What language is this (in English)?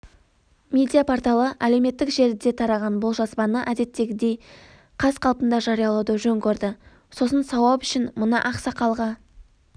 Kazakh